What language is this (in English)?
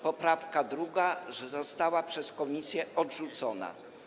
Polish